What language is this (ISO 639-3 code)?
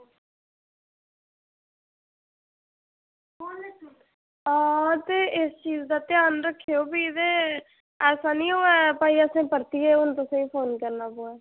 doi